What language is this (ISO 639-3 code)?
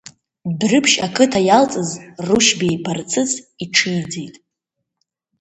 abk